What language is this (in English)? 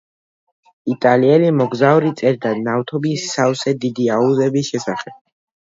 Georgian